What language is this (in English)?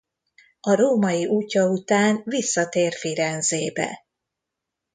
Hungarian